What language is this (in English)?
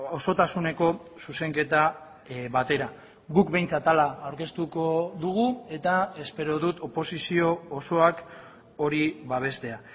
Basque